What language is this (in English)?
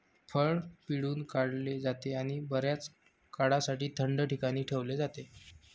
Marathi